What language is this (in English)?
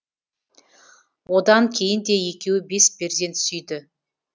Kazakh